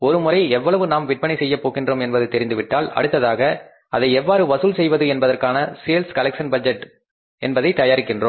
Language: Tamil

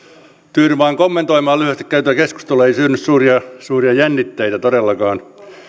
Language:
Finnish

